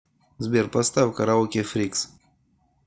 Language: Russian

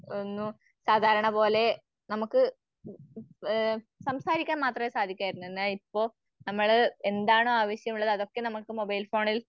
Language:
Malayalam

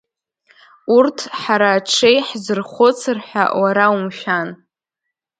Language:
Abkhazian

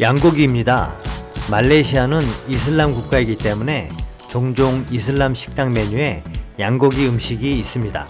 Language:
Korean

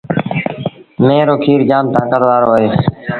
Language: Sindhi Bhil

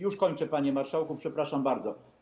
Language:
Polish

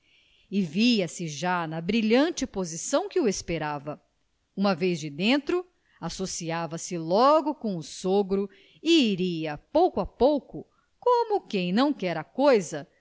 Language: Portuguese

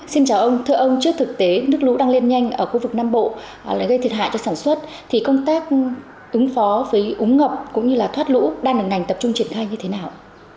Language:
Vietnamese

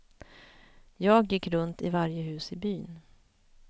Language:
Swedish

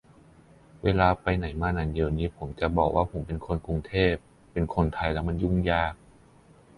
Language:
Thai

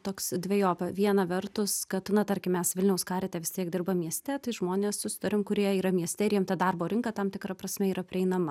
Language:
Lithuanian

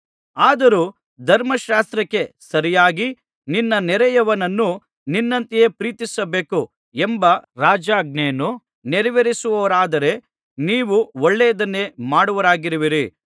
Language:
Kannada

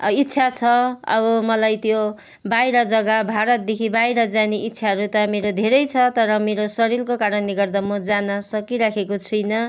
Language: Nepali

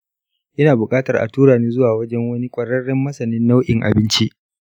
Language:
Hausa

